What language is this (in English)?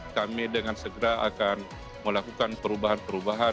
Indonesian